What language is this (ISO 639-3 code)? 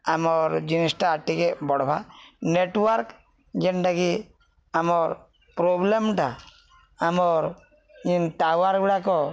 ori